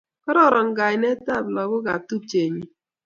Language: Kalenjin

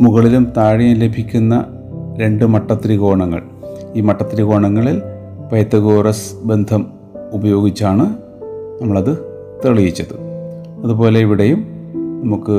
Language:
Malayalam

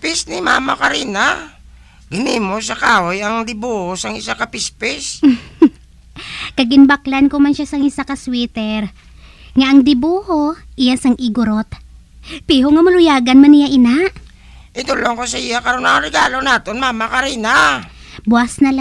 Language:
Filipino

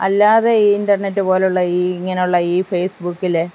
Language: Malayalam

